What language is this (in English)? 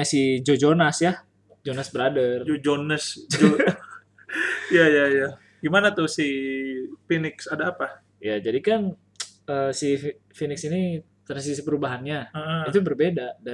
Indonesian